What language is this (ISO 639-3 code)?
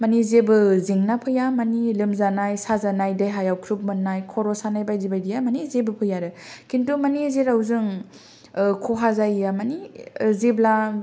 brx